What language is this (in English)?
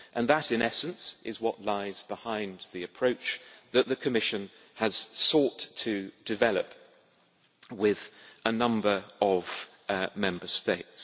English